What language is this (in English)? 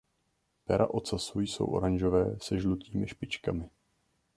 Czech